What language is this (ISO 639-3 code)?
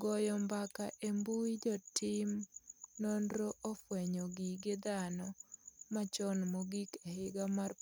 luo